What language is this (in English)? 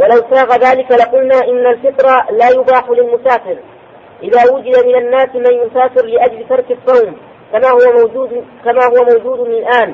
Arabic